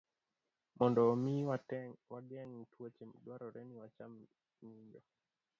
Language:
Luo (Kenya and Tanzania)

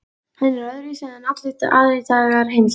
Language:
Icelandic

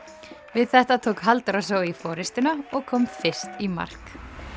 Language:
Icelandic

